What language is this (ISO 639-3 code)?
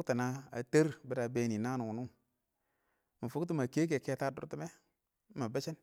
awo